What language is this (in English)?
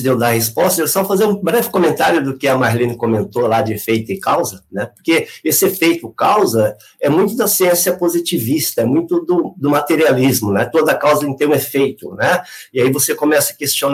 Portuguese